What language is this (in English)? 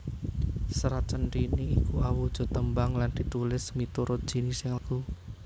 Javanese